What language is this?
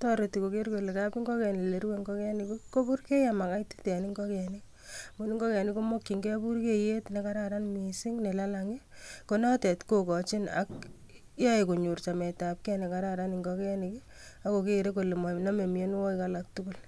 Kalenjin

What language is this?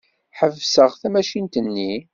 Kabyle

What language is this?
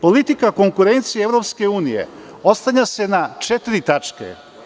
Serbian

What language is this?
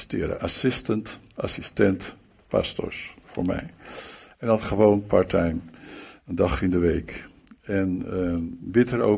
Dutch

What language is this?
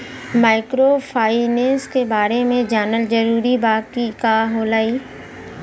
Bhojpuri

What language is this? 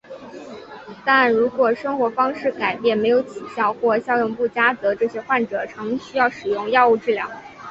Chinese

